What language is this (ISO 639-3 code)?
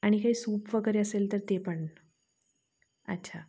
mar